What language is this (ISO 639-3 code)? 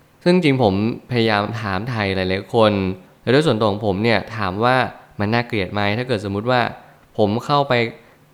tha